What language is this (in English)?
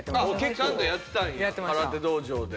Japanese